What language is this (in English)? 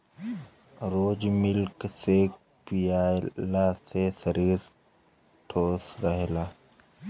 Bhojpuri